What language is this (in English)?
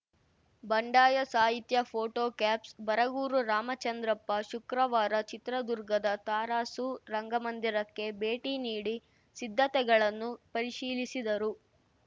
Kannada